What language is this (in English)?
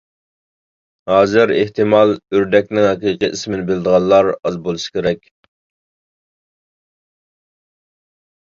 Uyghur